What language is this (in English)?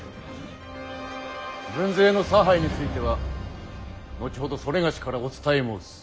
Japanese